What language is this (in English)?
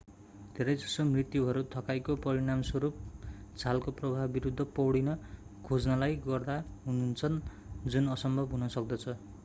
Nepali